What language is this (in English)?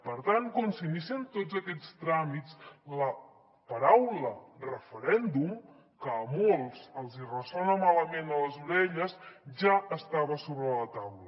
Catalan